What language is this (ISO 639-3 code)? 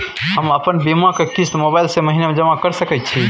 mai